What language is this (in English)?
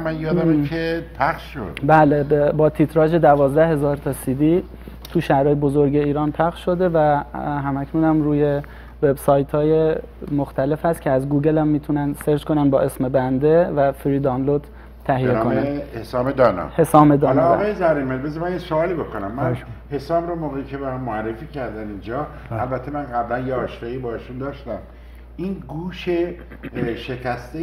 Persian